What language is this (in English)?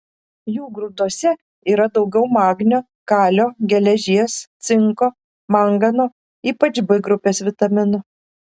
Lithuanian